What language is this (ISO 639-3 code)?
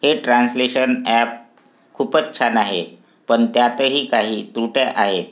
mar